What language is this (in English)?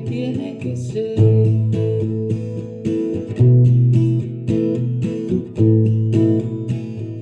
Spanish